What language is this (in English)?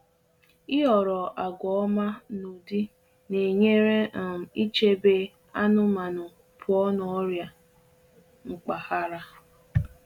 Igbo